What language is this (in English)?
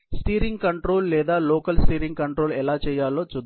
Telugu